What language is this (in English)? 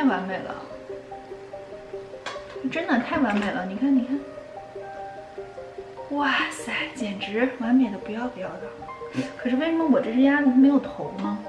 Chinese